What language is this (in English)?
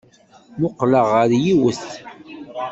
Kabyle